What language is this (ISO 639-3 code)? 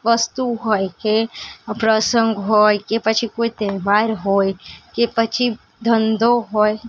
guj